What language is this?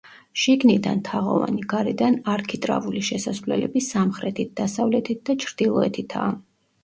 Georgian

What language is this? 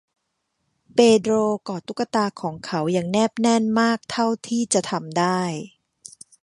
Thai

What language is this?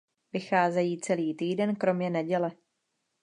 Czech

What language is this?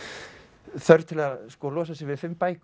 Icelandic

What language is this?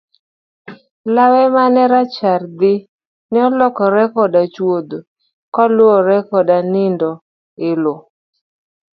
Luo (Kenya and Tanzania)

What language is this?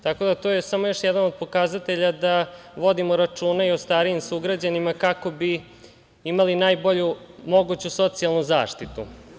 Serbian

